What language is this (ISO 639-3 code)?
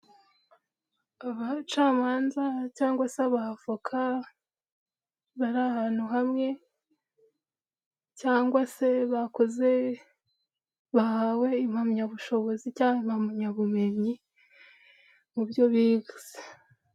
kin